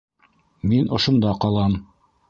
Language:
Bashkir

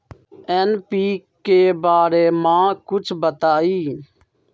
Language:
Magahi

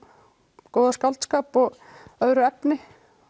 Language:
Icelandic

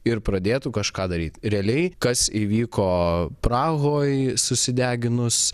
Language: Lithuanian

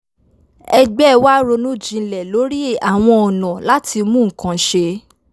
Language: Yoruba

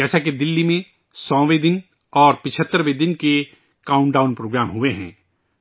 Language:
Urdu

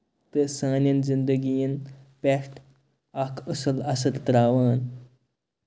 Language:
Kashmiri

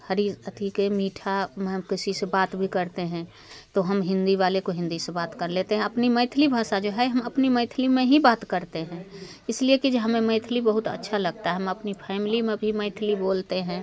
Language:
Hindi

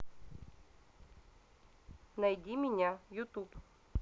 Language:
Russian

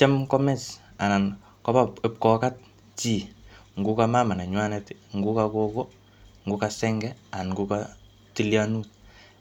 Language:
Kalenjin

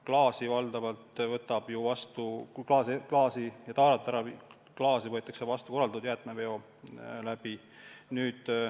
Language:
Estonian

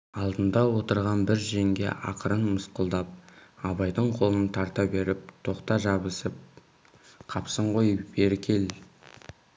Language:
Kazakh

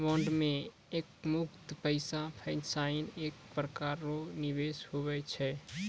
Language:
Maithili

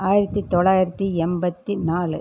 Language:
Tamil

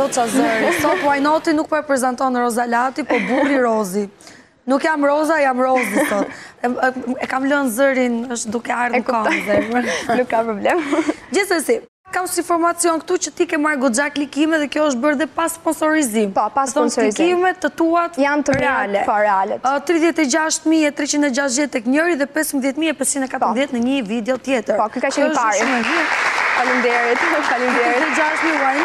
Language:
Dutch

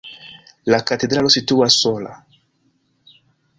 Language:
Esperanto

